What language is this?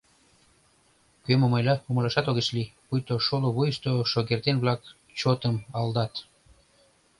Mari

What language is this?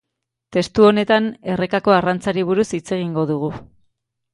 Basque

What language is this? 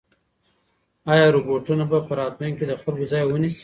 Pashto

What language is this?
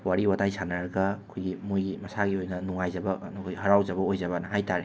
Manipuri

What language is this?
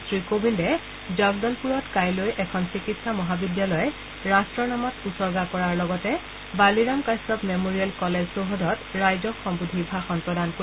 Assamese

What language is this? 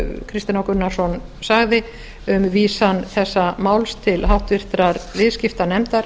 Icelandic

